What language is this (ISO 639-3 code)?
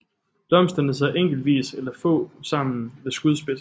dan